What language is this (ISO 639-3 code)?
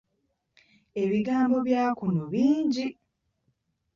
lug